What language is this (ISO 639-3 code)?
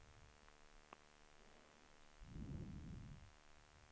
swe